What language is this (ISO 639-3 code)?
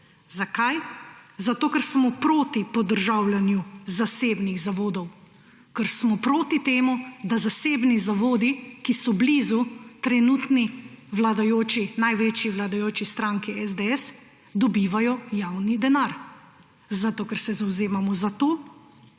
slv